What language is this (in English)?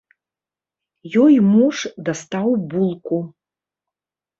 Belarusian